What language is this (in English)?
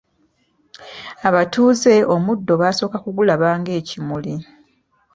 Ganda